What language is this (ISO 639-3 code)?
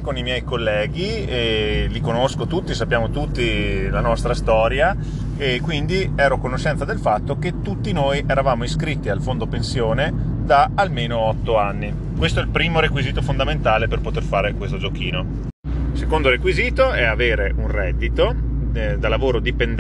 ita